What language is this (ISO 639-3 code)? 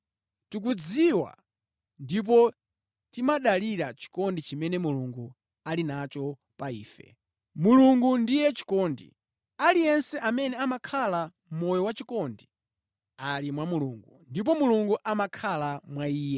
nya